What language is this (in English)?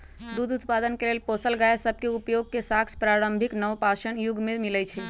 Magahi